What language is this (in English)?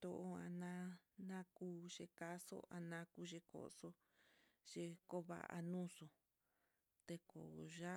Mitlatongo Mixtec